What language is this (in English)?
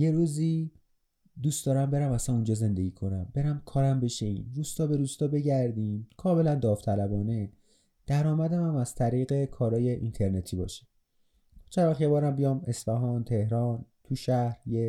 Persian